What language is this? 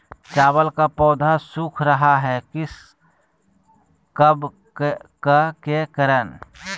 Magahi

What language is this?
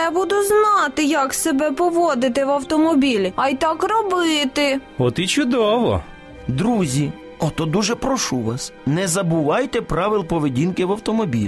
Ukrainian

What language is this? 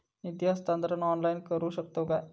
Marathi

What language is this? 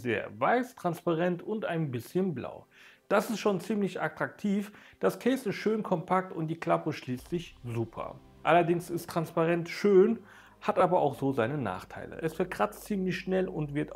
German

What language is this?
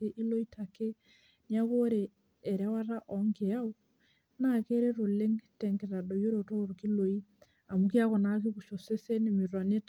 Masai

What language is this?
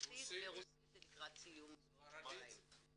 Hebrew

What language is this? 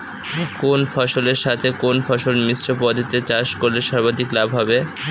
Bangla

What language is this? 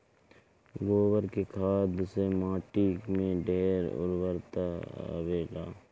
Bhojpuri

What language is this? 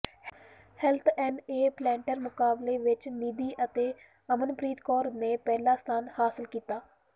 Punjabi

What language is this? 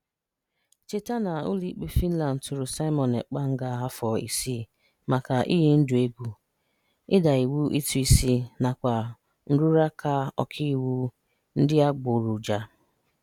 Igbo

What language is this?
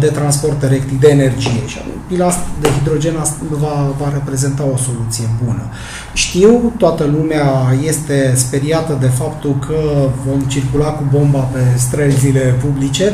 Romanian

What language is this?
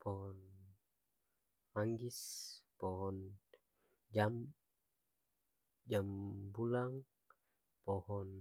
Ambonese Malay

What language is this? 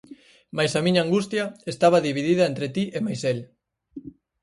Galician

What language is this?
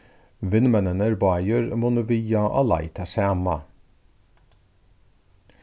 Faroese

